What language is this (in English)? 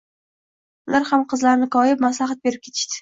Uzbek